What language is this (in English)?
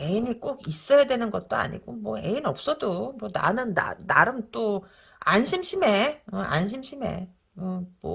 Korean